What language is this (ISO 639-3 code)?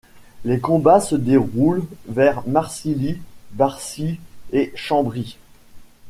fra